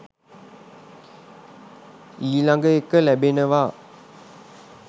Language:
Sinhala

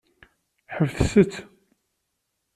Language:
Kabyle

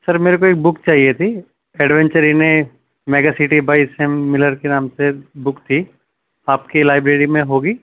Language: Urdu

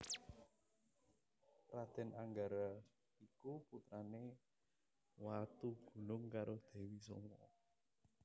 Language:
Javanese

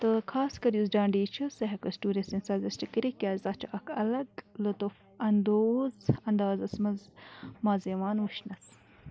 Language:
Kashmiri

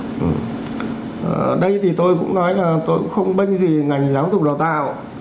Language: Vietnamese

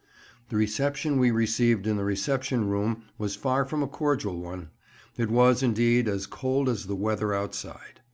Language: English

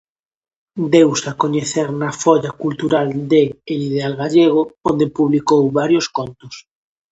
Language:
Galician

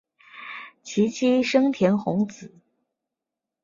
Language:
Chinese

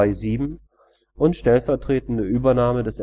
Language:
German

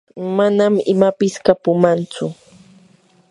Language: Yanahuanca Pasco Quechua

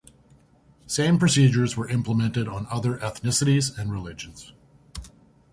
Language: English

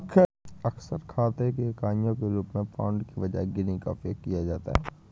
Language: Hindi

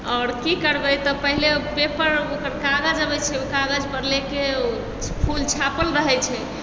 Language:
Maithili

